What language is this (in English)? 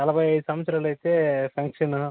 Telugu